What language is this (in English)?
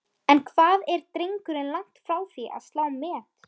Icelandic